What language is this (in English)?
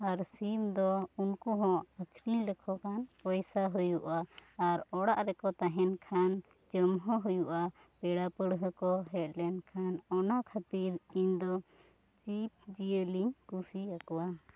Santali